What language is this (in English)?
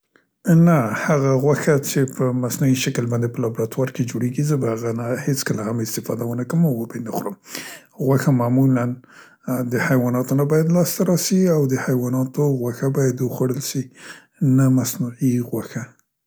Central Pashto